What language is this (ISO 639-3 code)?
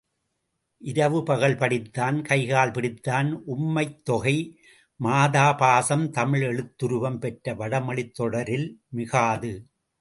tam